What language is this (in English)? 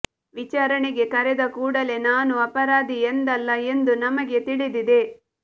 Kannada